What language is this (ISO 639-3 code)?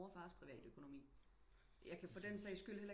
dan